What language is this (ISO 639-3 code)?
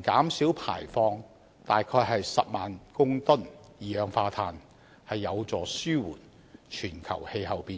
yue